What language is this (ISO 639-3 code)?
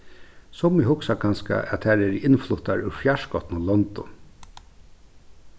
fao